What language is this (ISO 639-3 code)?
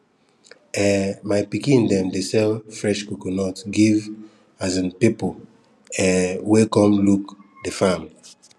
pcm